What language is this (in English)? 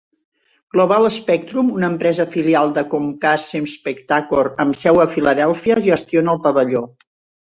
Catalan